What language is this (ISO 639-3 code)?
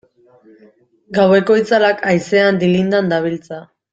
eus